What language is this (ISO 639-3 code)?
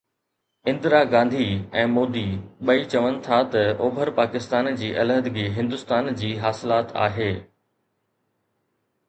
snd